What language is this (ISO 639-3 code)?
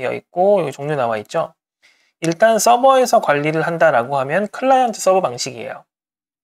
kor